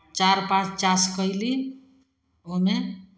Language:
Maithili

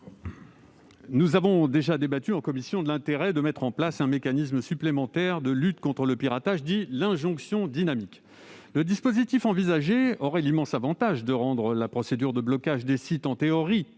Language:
French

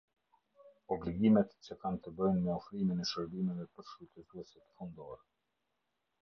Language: Albanian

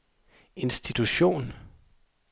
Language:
Danish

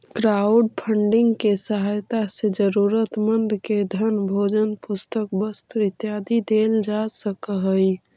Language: Magahi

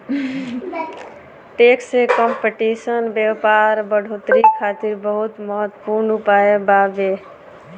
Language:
Bhojpuri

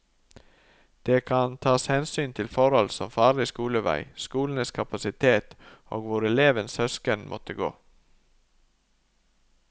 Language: Norwegian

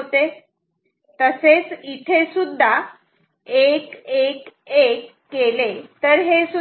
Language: Marathi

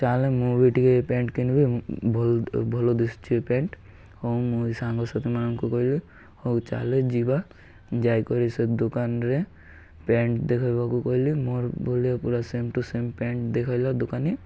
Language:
Odia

